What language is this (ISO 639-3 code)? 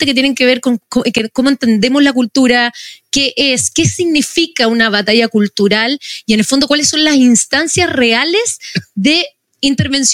spa